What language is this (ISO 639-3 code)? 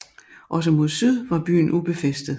dan